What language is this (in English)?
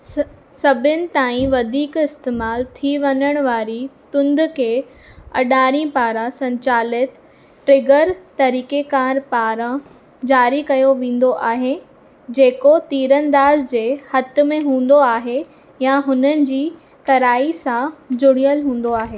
Sindhi